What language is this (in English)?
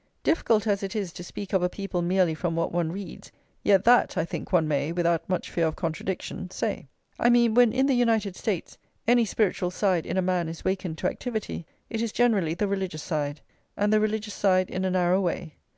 English